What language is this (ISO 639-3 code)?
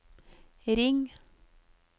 nor